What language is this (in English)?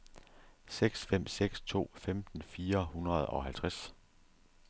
Danish